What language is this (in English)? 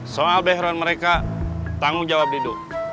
Indonesian